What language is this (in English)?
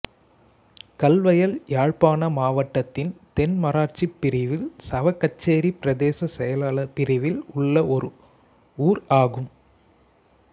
Tamil